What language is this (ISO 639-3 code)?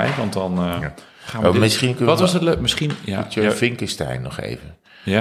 nld